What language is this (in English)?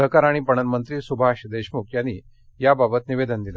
Marathi